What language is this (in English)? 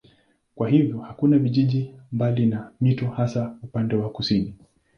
Swahili